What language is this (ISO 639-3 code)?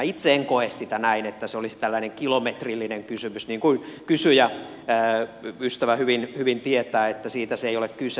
fin